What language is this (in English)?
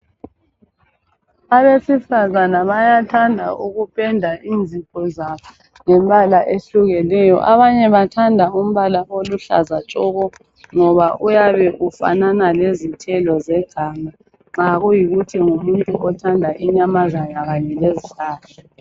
North Ndebele